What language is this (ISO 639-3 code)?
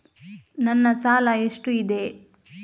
kan